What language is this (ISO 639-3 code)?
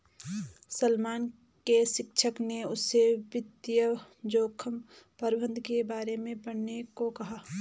hin